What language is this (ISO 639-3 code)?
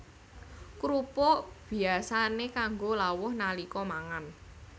jav